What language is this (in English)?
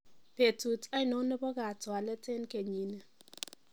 Kalenjin